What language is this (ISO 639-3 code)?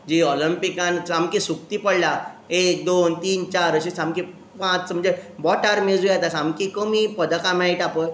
kok